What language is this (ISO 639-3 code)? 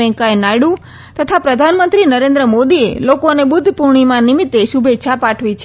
guj